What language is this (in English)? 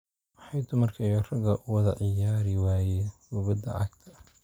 Somali